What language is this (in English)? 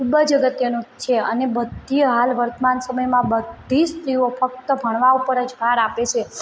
Gujarati